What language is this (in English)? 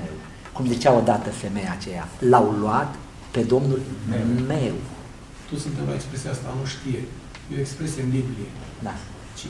Romanian